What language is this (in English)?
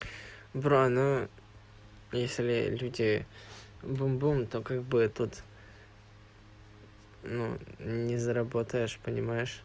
Russian